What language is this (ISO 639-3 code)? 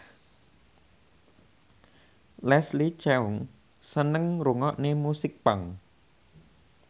jav